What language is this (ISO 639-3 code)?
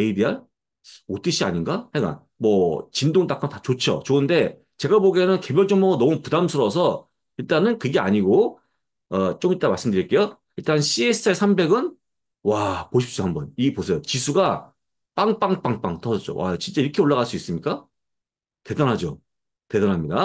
kor